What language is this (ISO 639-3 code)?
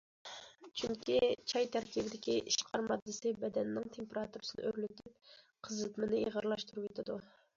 uig